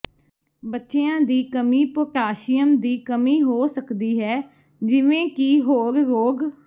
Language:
Punjabi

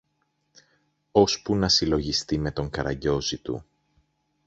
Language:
Greek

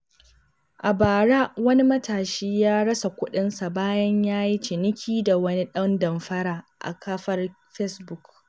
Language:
Hausa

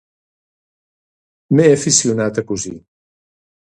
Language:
Catalan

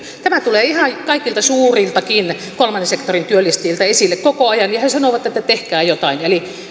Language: Finnish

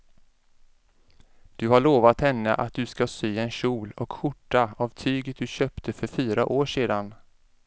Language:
Swedish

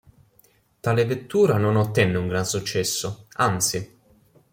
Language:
Italian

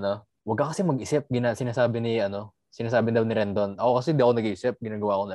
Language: Filipino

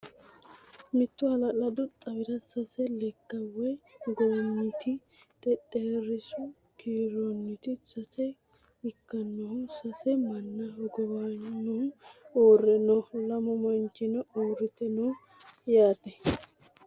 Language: Sidamo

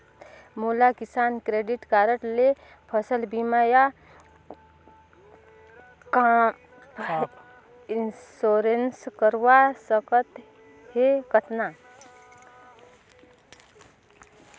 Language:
Chhattisgarhi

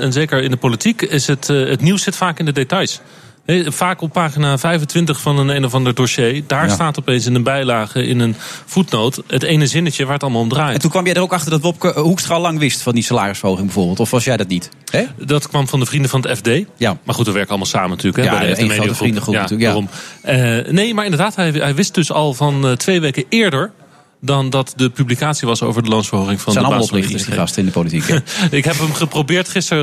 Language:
Dutch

